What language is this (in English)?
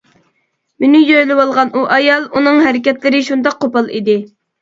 Uyghur